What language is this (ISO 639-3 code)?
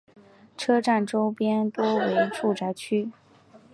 zho